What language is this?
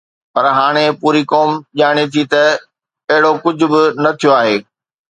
Sindhi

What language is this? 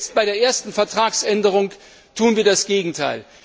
German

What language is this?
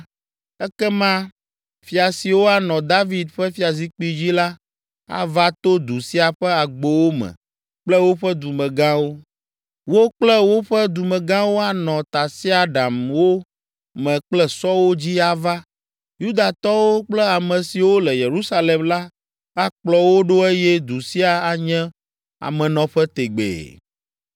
Ewe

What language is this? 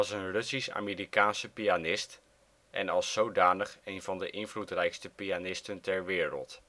Dutch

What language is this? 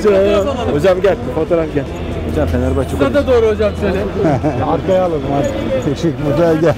Turkish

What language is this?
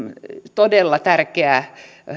Finnish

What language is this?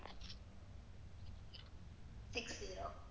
Tamil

